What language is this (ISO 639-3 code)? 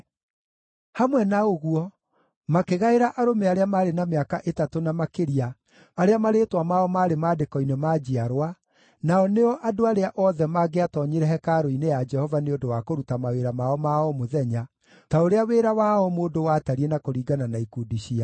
kik